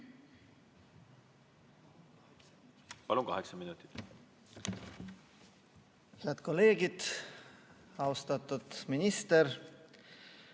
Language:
Estonian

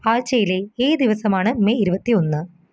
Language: Malayalam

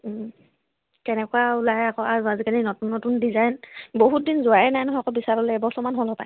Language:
Assamese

